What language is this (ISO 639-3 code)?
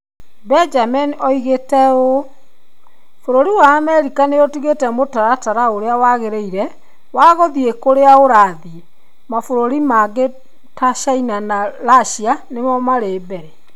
kik